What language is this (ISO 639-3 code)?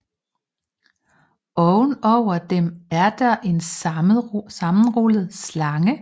dan